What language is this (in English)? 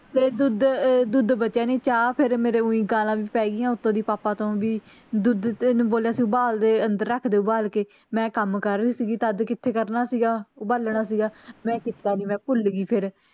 Punjabi